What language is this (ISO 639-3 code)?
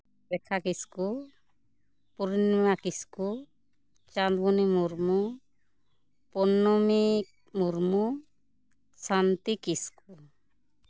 sat